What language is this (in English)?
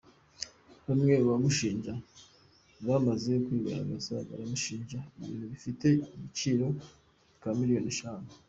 Kinyarwanda